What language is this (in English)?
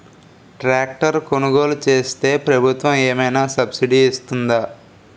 Telugu